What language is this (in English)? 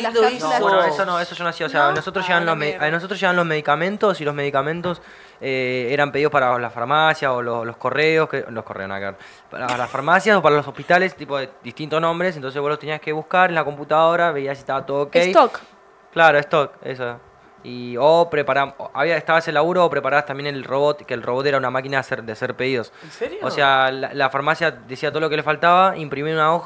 Spanish